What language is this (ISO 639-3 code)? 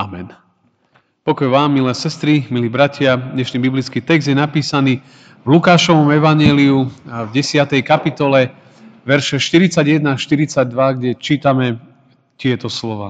slk